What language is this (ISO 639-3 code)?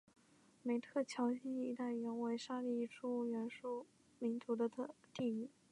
zho